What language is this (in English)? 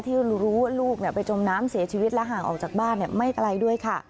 Thai